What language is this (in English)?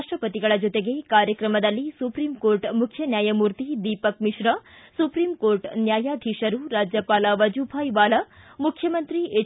Kannada